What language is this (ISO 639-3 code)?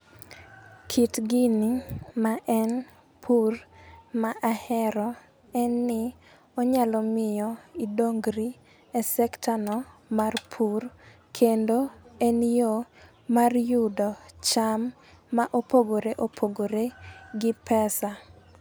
luo